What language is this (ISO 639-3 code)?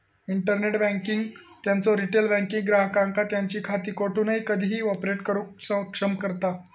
mar